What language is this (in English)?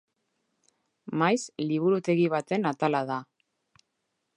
Basque